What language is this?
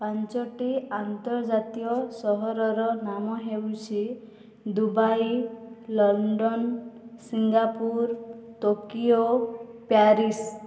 Odia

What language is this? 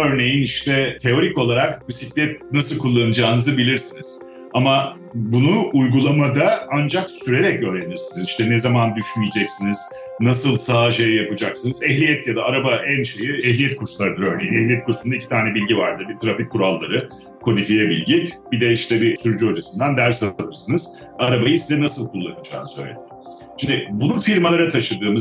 Turkish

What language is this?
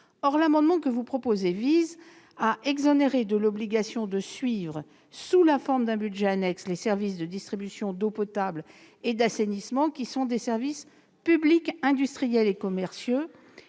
French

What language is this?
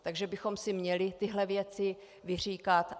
Czech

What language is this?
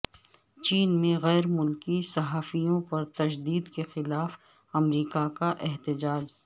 Urdu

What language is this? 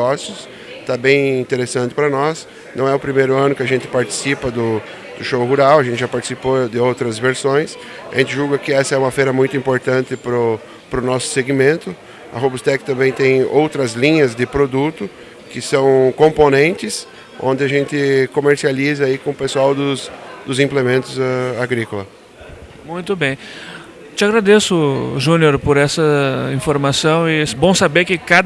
Portuguese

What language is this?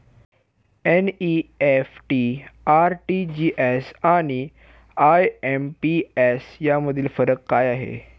Marathi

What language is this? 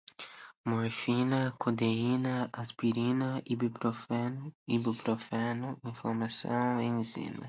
Portuguese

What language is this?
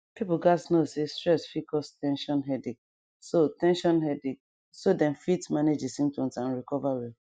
Nigerian Pidgin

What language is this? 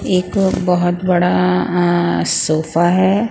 Hindi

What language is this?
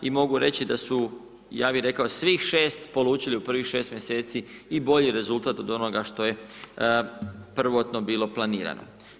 Croatian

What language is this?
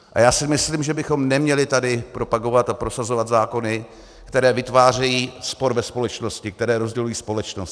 Czech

